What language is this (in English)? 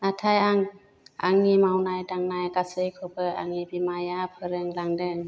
Bodo